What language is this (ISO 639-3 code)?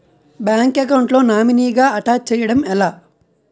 tel